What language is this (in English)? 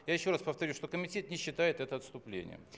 Russian